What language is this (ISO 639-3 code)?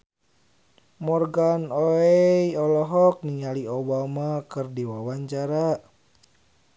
sun